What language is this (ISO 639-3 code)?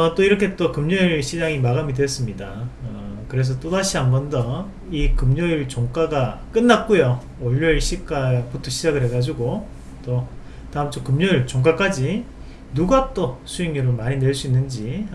kor